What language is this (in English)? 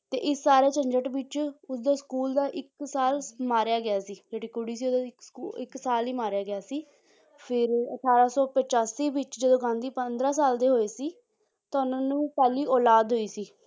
Punjabi